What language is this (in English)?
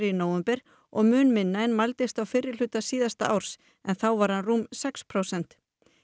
Icelandic